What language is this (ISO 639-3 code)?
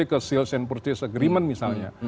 ind